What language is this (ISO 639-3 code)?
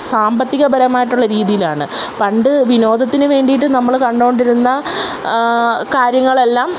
mal